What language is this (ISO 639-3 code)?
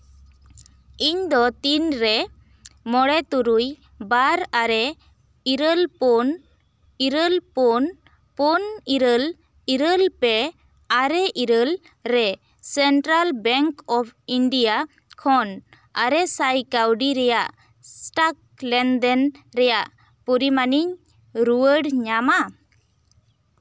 sat